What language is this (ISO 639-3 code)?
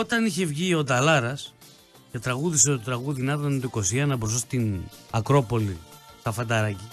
ell